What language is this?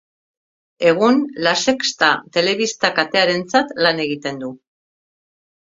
Basque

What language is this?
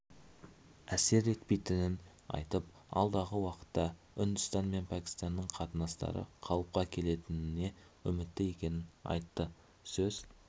Kazakh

